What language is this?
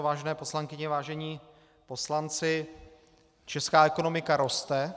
Czech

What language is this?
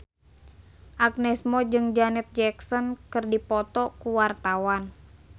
Sundanese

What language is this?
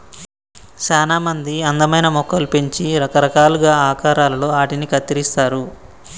Telugu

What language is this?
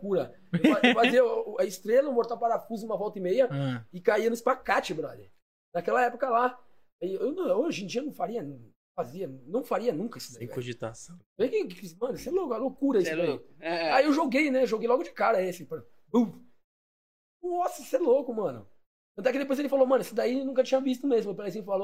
Portuguese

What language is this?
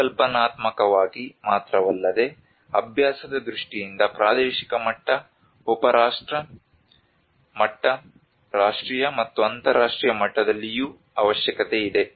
Kannada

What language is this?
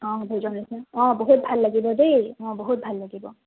Assamese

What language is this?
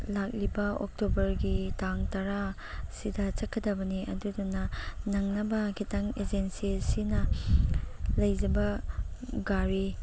Manipuri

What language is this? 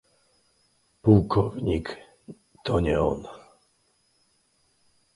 Polish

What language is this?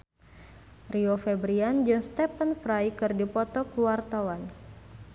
Sundanese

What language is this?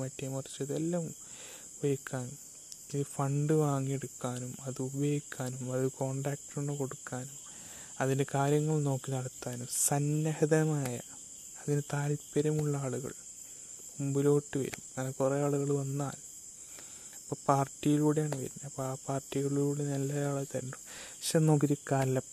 Malayalam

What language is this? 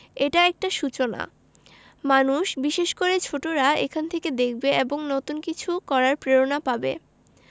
Bangla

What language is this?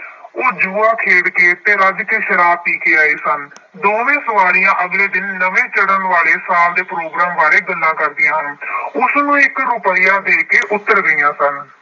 Punjabi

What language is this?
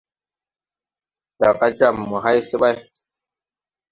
Tupuri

